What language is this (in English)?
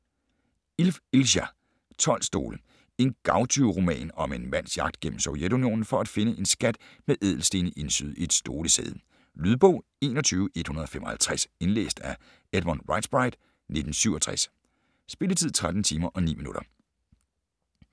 Danish